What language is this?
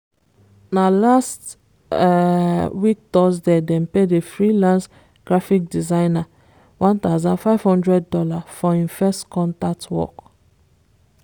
Nigerian Pidgin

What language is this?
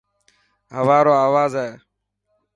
Dhatki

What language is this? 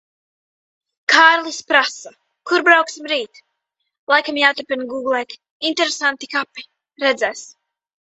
Latvian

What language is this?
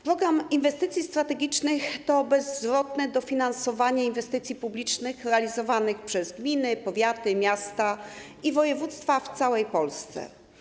Polish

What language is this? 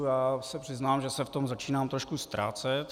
Czech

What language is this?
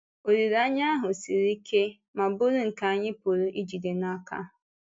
Igbo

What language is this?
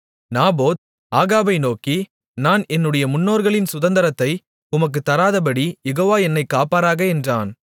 Tamil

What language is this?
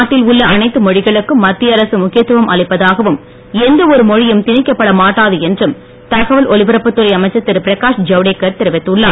Tamil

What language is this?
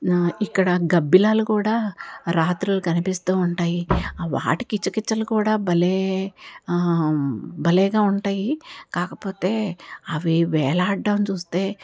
Telugu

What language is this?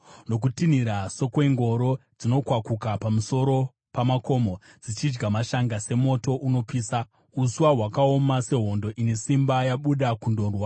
Shona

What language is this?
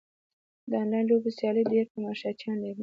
Pashto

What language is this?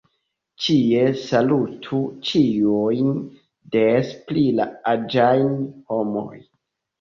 Esperanto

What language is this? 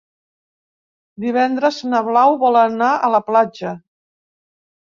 Catalan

